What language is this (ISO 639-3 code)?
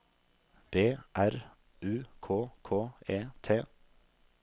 nor